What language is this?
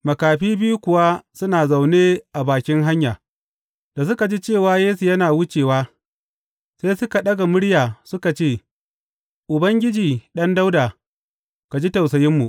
Hausa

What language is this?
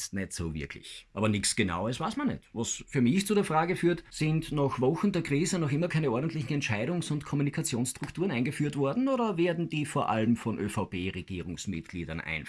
German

